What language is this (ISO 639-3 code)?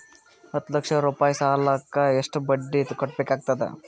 kan